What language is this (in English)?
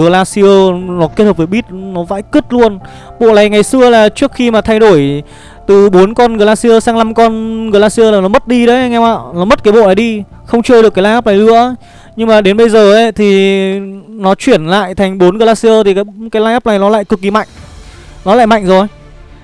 Vietnamese